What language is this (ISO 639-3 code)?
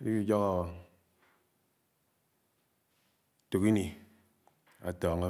anw